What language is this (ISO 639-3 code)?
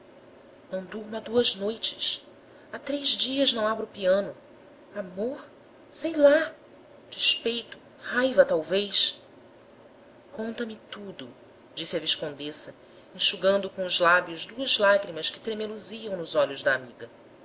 por